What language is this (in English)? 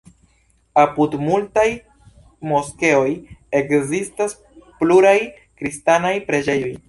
Esperanto